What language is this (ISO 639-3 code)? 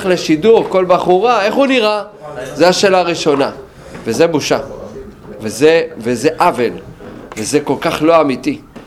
heb